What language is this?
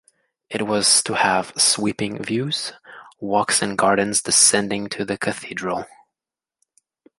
English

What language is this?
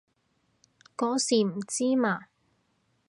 Cantonese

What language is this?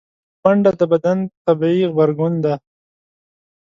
Pashto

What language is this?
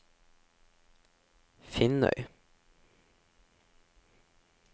Norwegian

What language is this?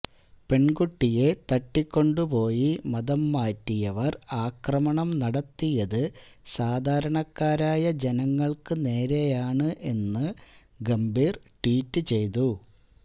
Malayalam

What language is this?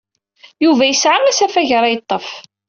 Kabyle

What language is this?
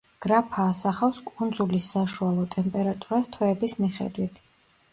Georgian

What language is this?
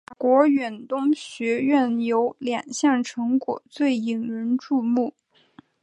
Chinese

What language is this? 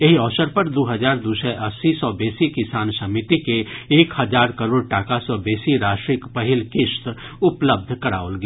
Maithili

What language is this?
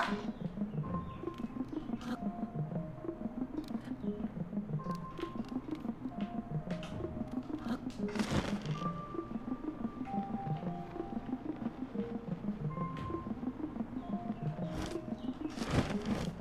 English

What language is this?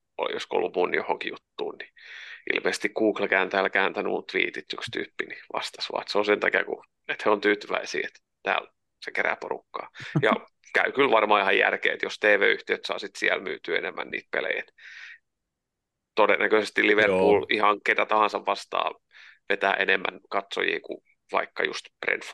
Finnish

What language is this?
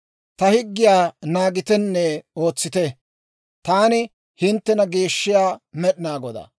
Dawro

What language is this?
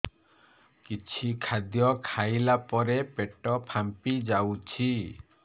Odia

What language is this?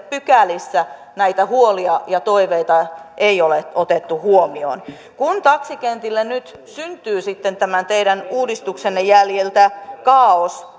Finnish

